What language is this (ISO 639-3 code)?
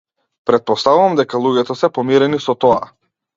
mkd